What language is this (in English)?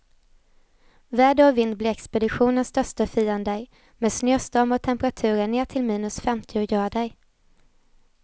Swedish